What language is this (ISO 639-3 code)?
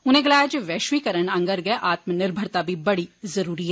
doi